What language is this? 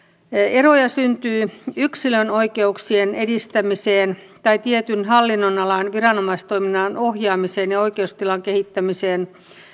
Finnish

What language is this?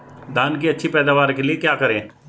Hindi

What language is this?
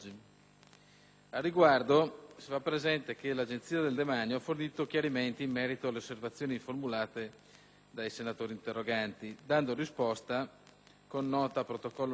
Italian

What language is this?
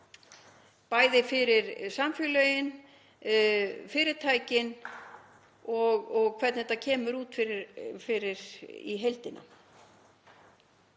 Icelandic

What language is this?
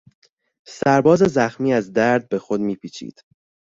Persian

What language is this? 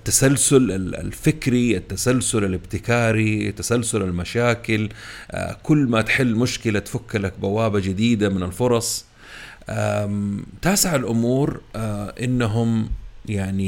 Arabic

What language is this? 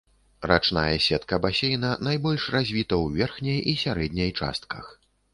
Belarusian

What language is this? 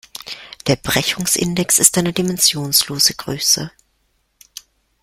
German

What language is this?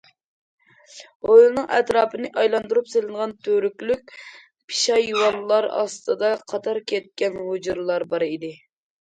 Uyghur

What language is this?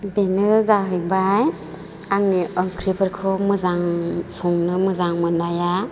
Bodo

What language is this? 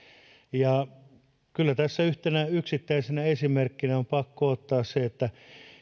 Finnish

